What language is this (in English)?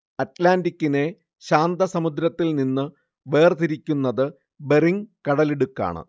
Malayalam